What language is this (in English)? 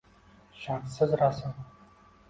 Uzbek